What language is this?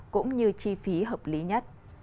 Vietnamese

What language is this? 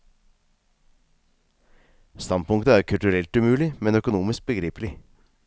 Norwegian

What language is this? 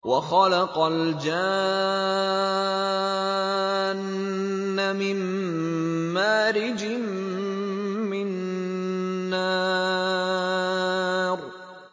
Arabic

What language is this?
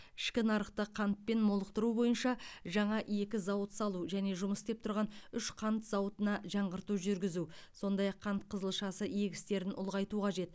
Kazakh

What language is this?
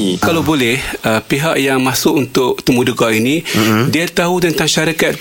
Malay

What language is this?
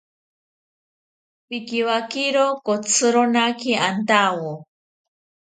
South Ucayali Ashéninka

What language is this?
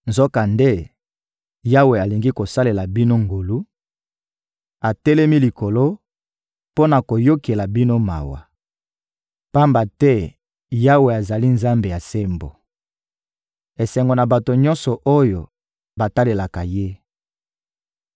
Lingala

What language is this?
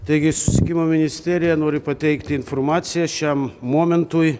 Lithuanian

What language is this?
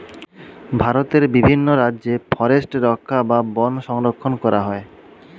Bangla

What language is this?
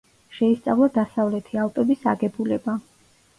Georgian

